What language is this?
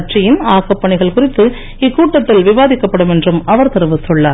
Tamil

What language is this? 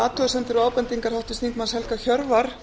Icelandic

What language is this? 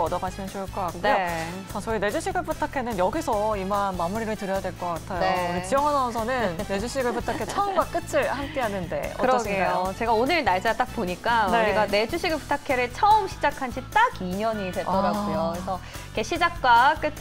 Korean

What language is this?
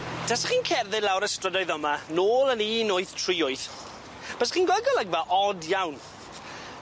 Welsh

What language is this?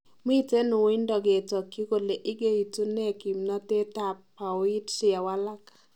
Kalenjin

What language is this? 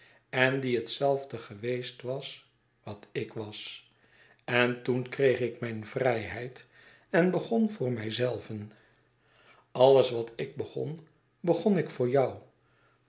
Dutch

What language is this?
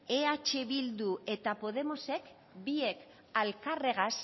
Basque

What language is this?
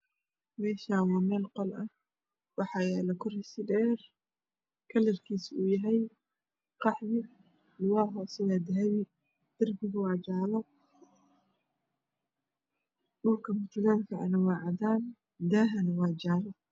Somali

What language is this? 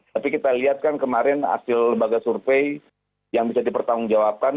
Indonesian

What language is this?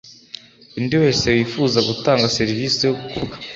Kinyarwanda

